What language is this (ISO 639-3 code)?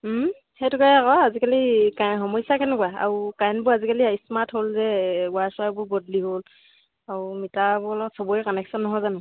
asm